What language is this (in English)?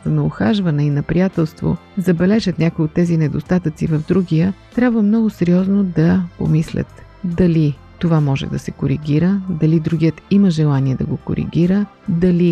Bulgarian